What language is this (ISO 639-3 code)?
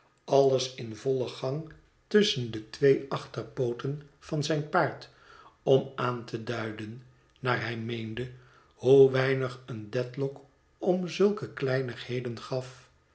nld